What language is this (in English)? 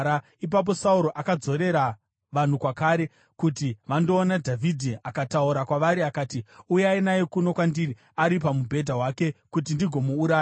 Shona